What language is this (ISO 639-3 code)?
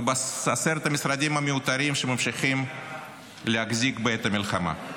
heb